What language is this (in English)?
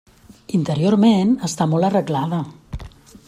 Catalan